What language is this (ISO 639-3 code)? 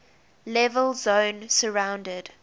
eng